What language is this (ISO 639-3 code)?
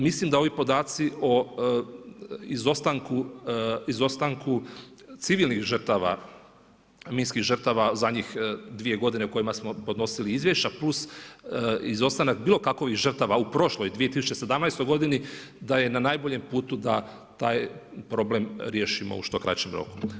hrv